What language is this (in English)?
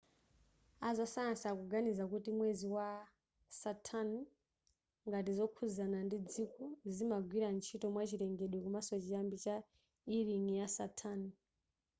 Nyanja